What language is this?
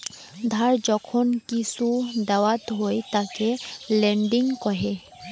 Bangla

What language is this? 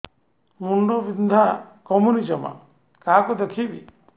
Odia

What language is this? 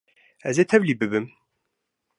Kurdish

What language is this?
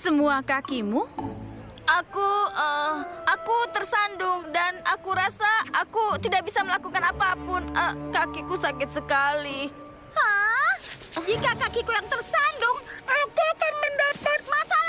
Indonesian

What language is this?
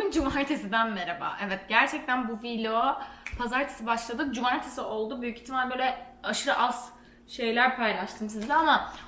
Turkish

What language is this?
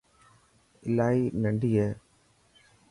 Dhatki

